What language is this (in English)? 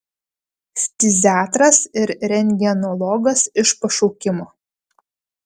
Lithuanian